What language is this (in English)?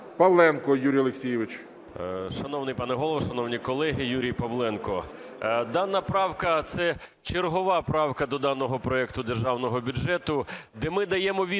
Ukrainian